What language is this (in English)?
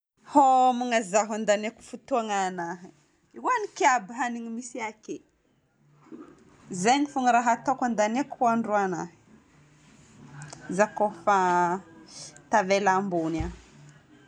Northern Betsimisaraka Malagasy